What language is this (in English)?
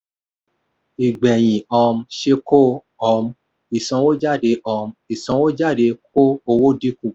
Yoruba